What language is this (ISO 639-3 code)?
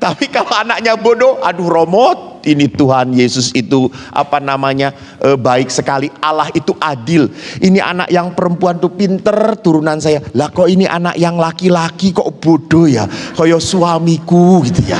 ind